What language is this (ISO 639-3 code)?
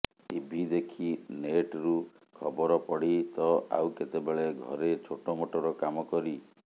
ori